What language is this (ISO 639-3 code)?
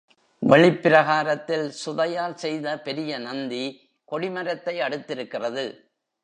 tam